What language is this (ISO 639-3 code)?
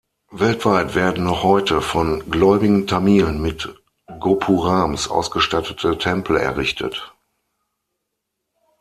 deu